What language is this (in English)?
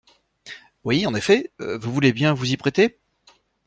French